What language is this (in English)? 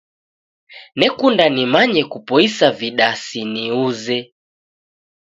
Taita